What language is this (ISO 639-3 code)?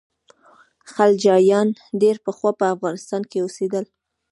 pus